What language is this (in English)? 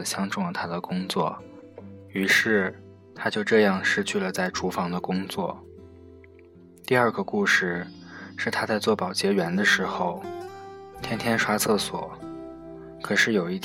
Chinese